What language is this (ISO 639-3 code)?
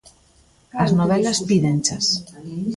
glg